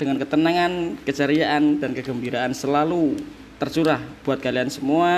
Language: Indonesian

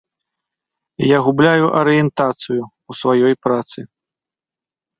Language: Belarusian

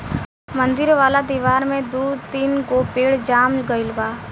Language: Bhojpuri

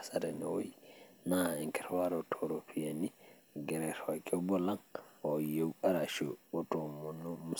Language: Masai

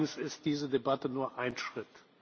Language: German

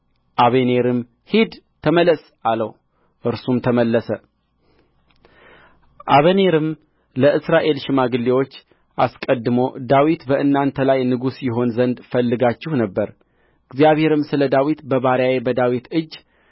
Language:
Amharic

